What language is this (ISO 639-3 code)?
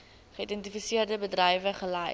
afr